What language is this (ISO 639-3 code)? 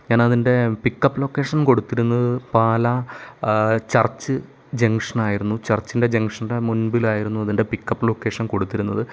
mal